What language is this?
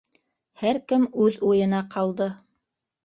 Bashkir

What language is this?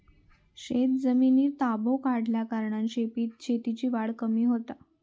Marathi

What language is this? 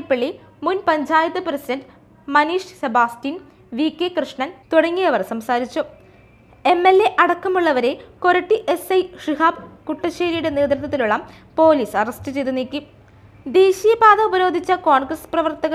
Malayalam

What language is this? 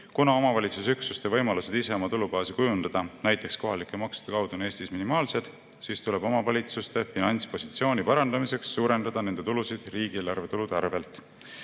Estonian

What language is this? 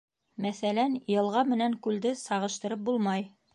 Bashkir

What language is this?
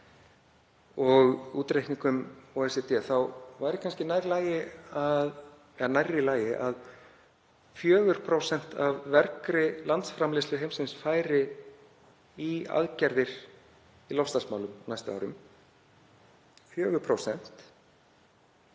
Icelandic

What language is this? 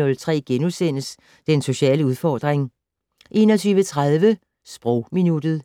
Danish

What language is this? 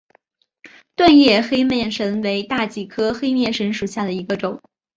Chinese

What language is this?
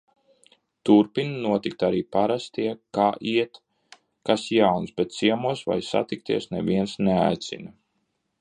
Latvian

